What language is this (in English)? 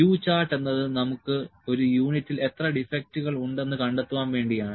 Malayalam